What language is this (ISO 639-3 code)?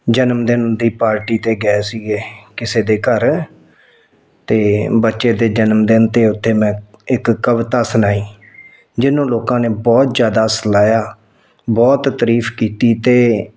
pan